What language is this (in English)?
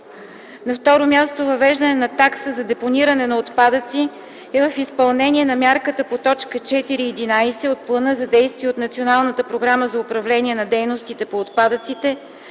Bulgarian